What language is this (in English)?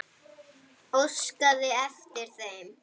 Icelandic